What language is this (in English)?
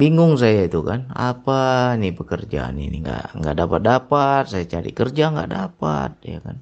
Indonesian